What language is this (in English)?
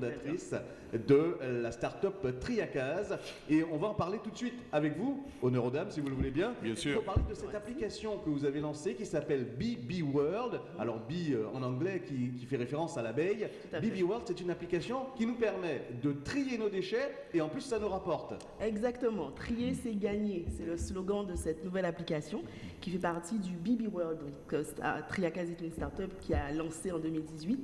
French